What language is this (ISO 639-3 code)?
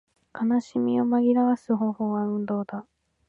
jpn